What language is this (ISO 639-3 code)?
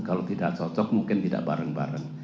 ind